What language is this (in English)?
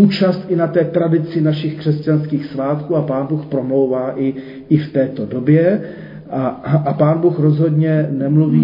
Czech